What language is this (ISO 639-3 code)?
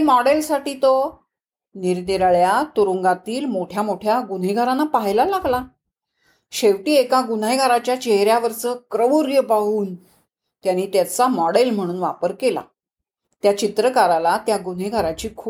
mar